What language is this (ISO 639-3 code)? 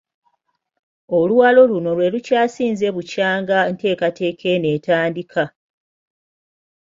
lug